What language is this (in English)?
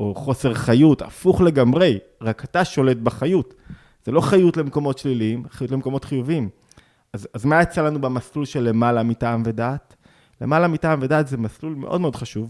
Hebrew